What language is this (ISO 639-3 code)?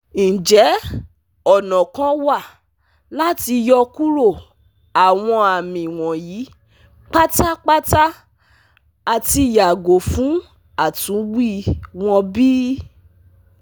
yor